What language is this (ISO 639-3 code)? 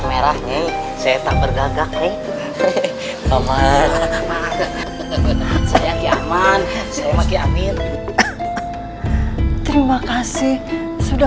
ind